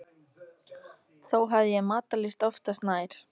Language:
Icelandic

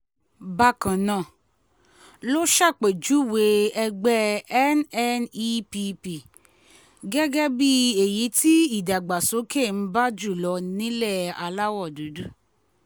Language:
Yoruba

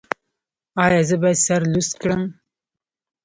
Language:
Pashto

